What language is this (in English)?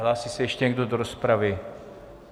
Czech